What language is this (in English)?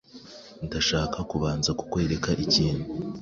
Kinyarwanda